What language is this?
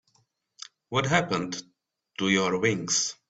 English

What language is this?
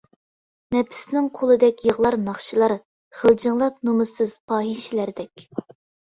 Uyghur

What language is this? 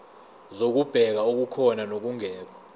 Zulu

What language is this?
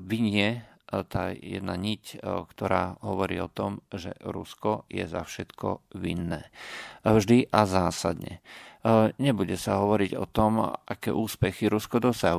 Slovak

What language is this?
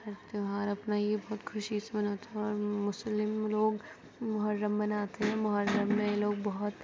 Urdu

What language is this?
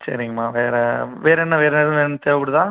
Tamil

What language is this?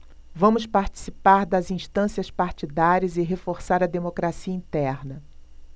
Portuguese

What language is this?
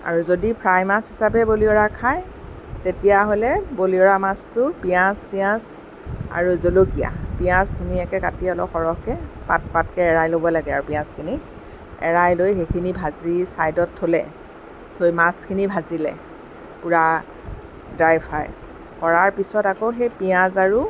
Assamese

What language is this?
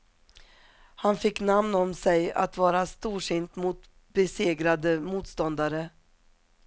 Swedish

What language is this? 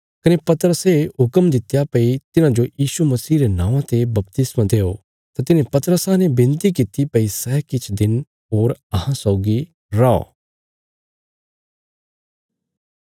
Bilaspuri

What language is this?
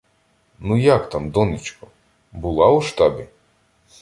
Ukrainian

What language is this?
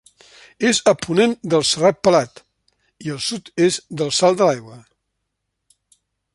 Catalan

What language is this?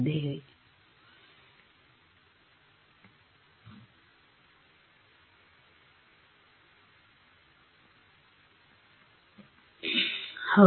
Kannada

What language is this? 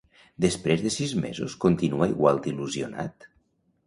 Catalan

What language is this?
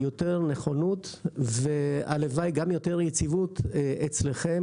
Hebrew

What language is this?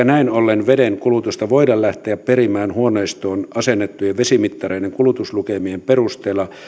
Finnish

